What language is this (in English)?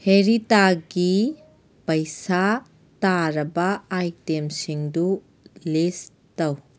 Manipuri